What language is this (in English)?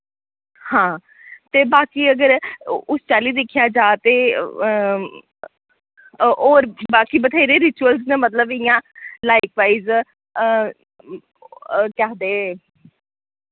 Dogri